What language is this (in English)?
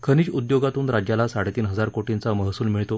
Marathi